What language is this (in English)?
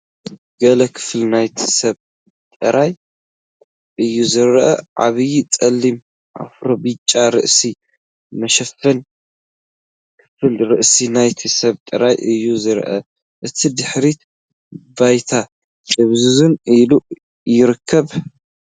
Tigrinya